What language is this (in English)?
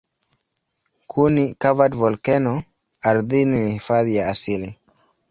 Swahili